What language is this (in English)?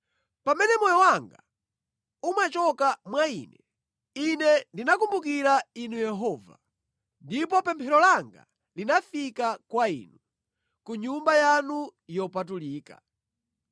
Nyanja